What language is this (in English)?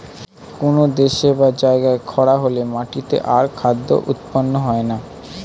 Bangla